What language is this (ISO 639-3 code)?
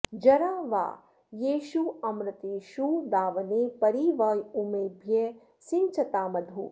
san